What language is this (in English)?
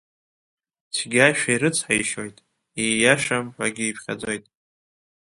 Abkhazian